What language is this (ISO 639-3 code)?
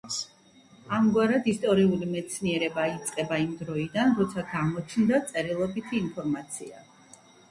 kat